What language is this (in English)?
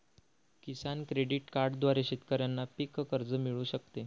Marathi